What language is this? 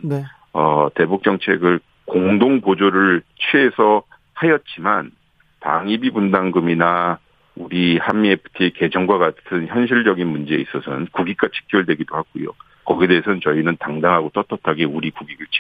Korean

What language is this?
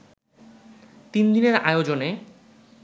Bangla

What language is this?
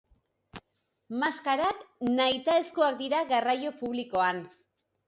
Basque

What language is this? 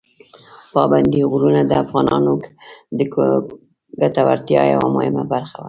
Pashto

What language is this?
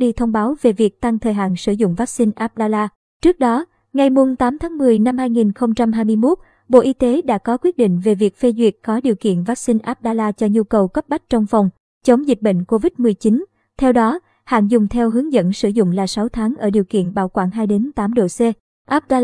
Vietnamese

